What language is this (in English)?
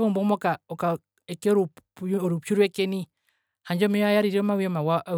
Herero